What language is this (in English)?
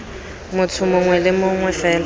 Tswana